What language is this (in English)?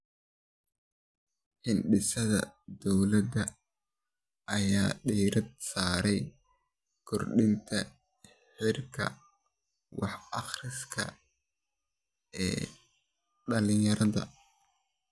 Somali